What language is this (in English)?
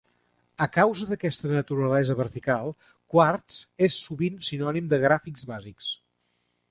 Catalan